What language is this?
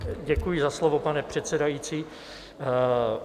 Czech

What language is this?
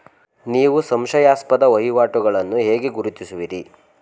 Kannada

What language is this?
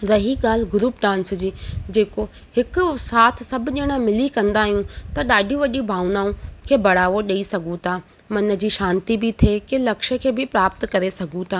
Sindhi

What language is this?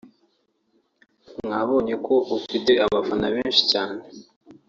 Kinyarwanda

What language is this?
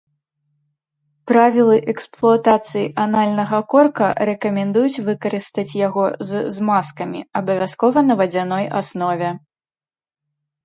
Belarusian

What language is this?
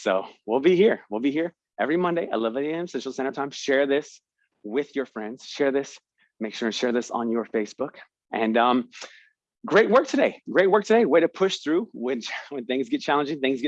English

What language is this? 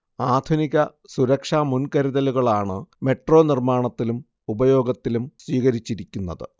Malayalam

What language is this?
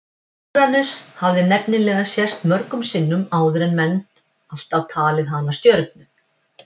Icelandic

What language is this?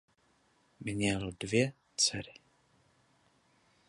Czech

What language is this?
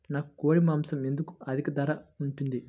Telugu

